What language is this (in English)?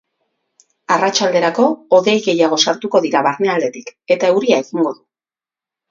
Basque